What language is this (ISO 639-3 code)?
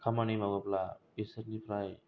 brx